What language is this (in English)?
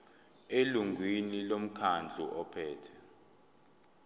Zulu